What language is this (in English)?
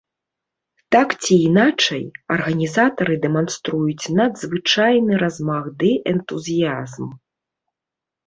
Belarusian